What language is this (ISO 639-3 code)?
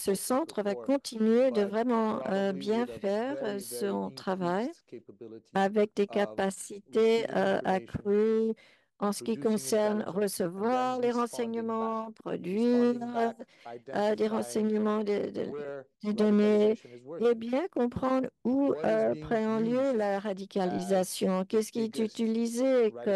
fra